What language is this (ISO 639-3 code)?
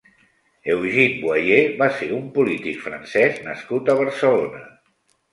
cat